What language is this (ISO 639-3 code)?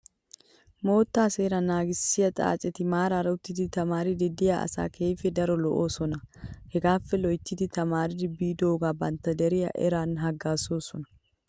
wal